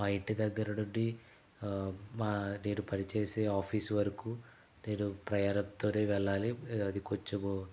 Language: Telugu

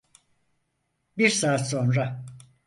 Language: Turkish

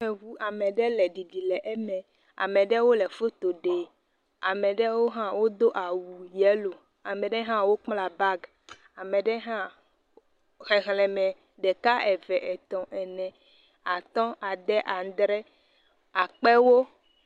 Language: Ewe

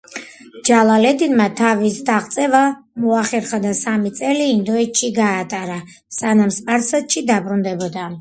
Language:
Georgian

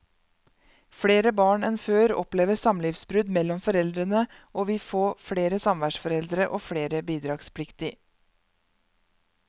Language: Norwegian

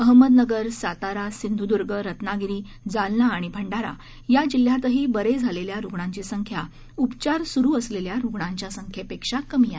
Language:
Marathi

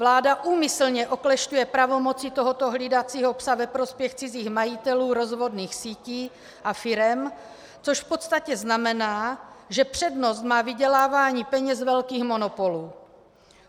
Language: Czech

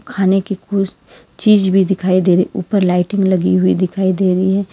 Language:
Hindi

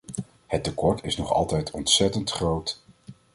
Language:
Dutch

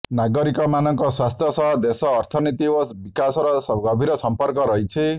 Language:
Odia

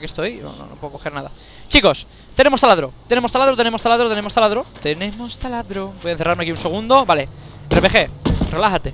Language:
Spanish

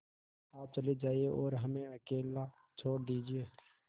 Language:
Hindi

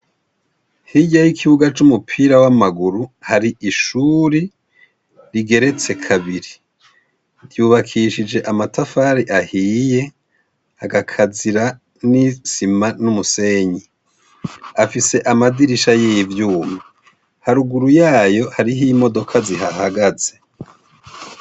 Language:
Rundi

